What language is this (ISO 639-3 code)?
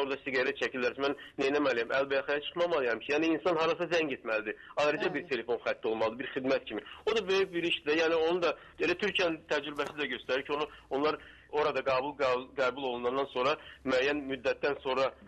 tur